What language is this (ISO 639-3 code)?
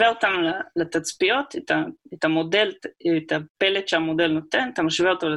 heb